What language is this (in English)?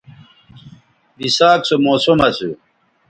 Bateri